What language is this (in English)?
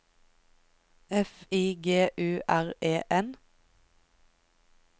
Norwegian